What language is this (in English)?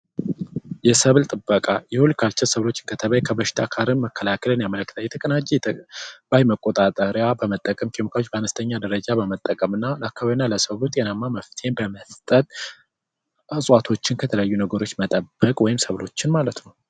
Amharic